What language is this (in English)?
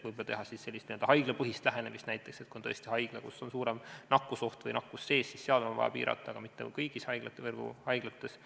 Estonian